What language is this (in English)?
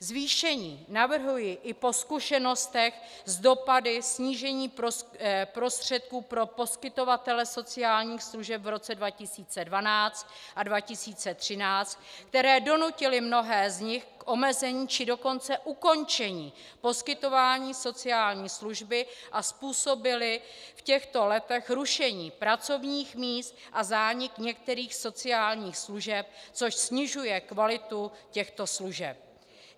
Czech